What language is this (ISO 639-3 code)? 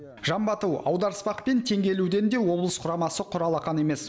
kaz